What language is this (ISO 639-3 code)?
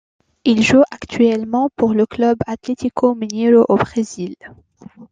fra